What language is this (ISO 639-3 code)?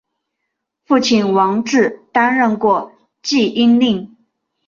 zho